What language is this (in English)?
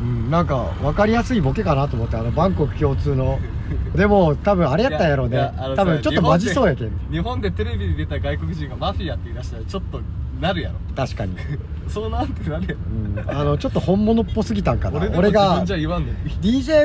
Japanese